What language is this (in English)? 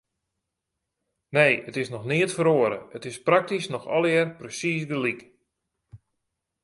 Western Frisian